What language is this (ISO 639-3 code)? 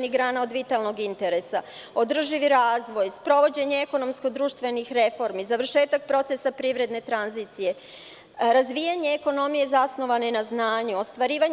srp